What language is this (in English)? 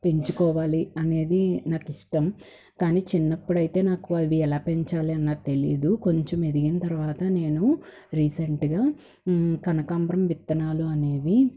Telugu